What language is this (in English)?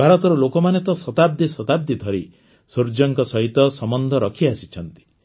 Odia